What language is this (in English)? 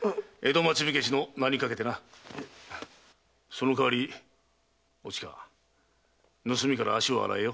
Japanese